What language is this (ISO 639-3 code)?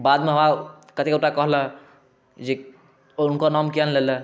mai